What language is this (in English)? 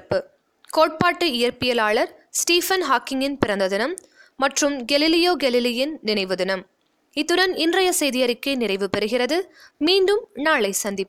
Tamil